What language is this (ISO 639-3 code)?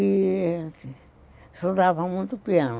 por